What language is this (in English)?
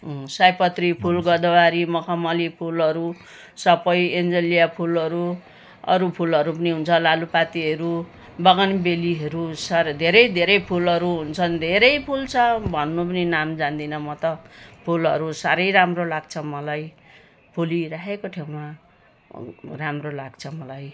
Nepali